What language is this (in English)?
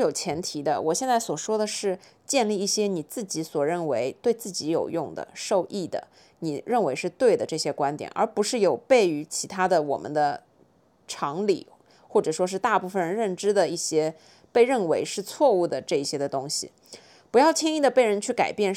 Chinese